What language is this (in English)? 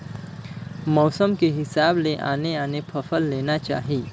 Chhattisgarhi